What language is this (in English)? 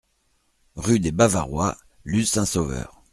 French